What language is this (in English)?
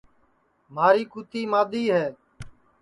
Sansi